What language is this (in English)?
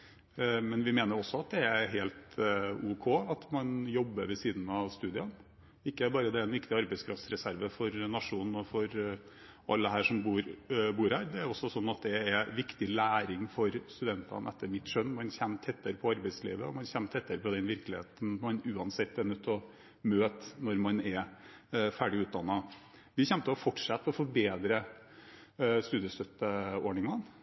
Norwegian Bokmål